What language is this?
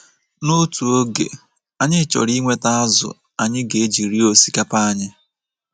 Igbo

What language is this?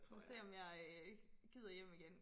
Danish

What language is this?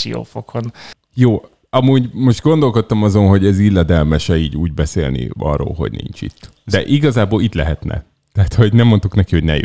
Hungarian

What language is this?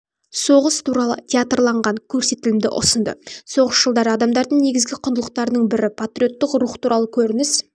Kazakh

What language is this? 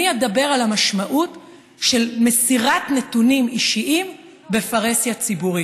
Hebrew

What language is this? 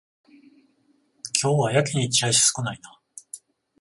Japanese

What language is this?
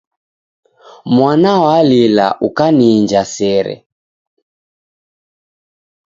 Taita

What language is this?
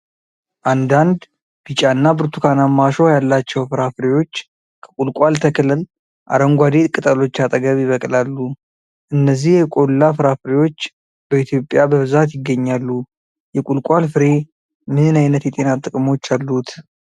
Amharic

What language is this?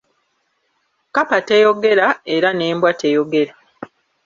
Ganda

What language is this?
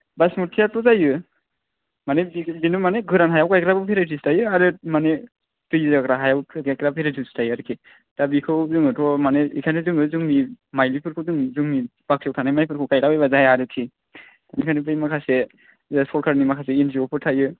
Bodo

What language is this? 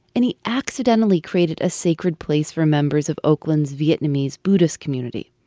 English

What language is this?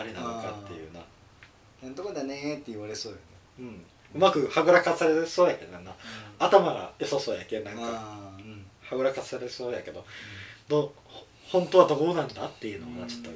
Japanese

